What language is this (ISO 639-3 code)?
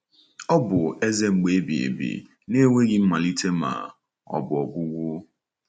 ibo